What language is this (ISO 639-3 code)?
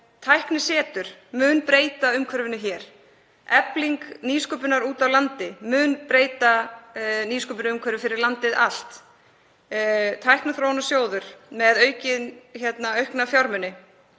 isl